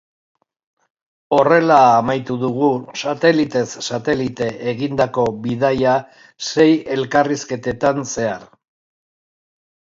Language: Basque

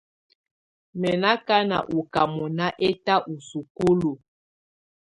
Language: Tunen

